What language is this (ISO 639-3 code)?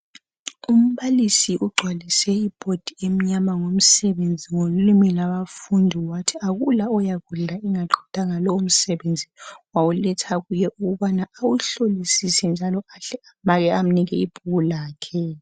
nde